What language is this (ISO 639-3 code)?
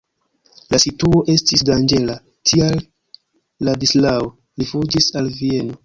epo